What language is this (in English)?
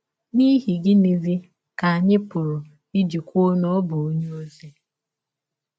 Igbo